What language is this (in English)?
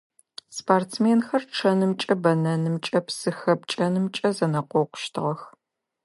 Adyghe